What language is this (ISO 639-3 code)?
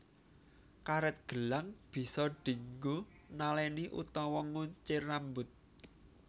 jav